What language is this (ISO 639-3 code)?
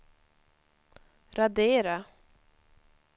swe